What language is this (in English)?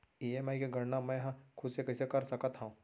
Chhattisgarhi